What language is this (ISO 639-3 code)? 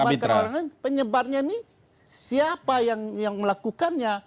ind